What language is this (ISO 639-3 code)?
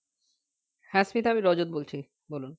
ben